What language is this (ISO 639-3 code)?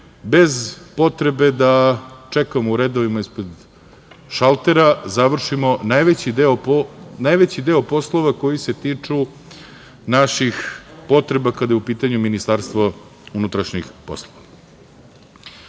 srp